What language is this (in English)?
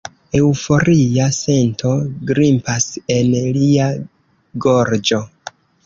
Esperanto